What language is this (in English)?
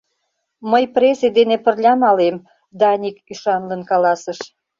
Mari